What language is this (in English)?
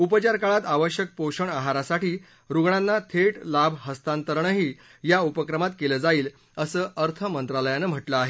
Marathi